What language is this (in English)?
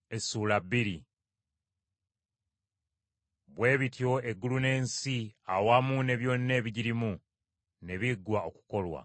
Ganda